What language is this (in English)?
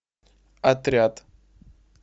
Russian